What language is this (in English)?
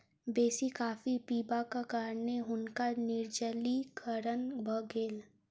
Maithili